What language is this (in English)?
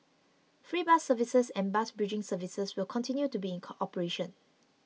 English